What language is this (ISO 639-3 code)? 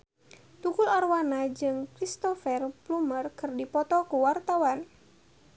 sun